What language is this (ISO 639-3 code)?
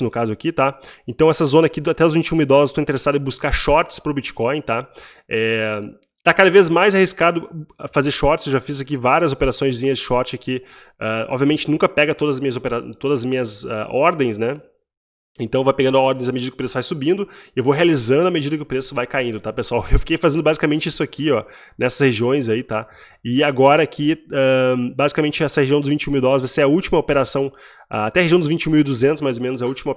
por